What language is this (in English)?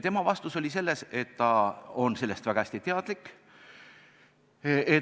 Estonian